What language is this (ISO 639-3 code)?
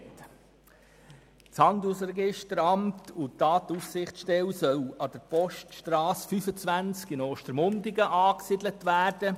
gsw